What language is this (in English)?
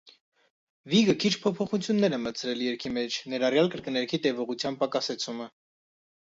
Armenian